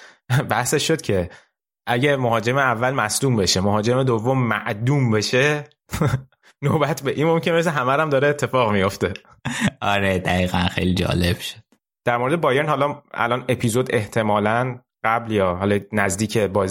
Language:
Persian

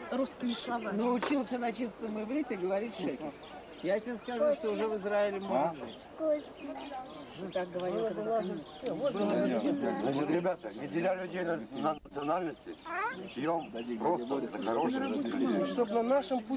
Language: Russian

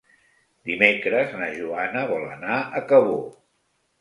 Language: Catalan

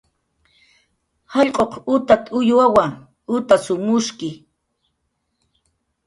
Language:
Jaqaru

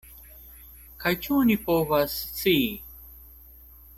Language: Esperanto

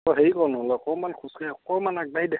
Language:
Assamese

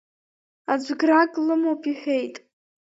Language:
Abkhazian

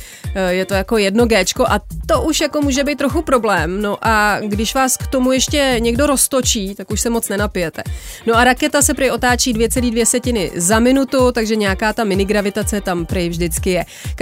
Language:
Czech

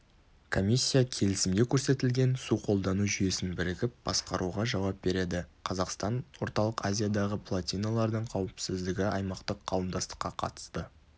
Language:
Kazakh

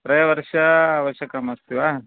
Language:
Sanskrit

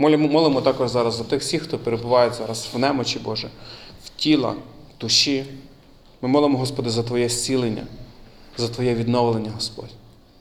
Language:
Ukrainian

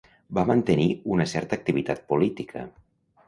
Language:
Catalan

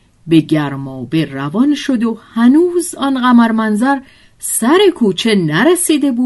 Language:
Persian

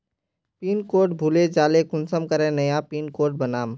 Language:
Magahi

